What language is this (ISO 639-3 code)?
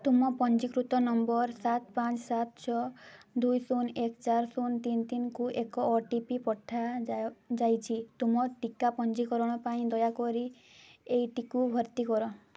ori